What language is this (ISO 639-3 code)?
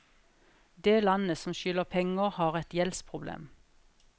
nor